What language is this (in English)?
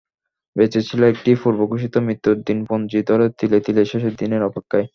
Bangla